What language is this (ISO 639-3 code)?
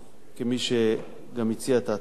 heb